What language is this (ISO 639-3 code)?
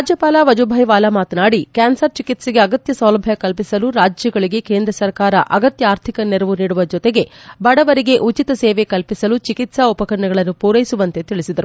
kan